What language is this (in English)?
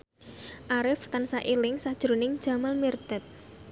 Javanese